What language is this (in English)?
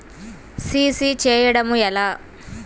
Telugu